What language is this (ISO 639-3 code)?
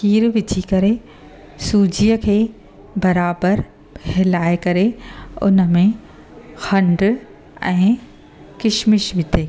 snd